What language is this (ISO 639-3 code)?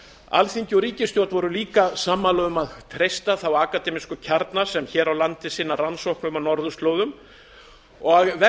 isl